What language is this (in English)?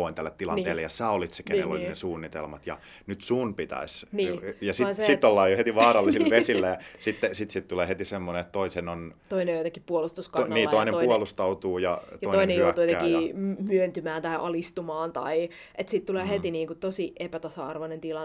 Finnish